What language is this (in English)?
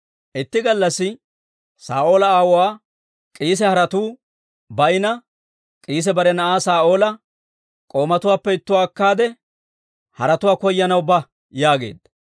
Dawro